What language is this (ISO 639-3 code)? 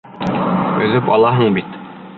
bak